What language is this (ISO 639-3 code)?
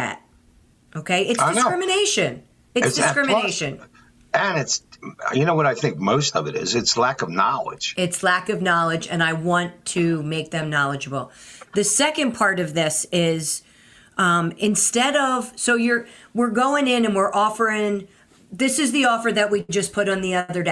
eng